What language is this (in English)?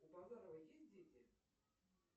Russian